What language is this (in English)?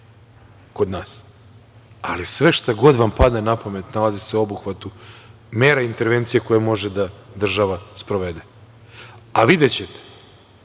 Serbian